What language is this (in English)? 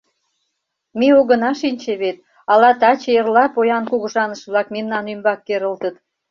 Mari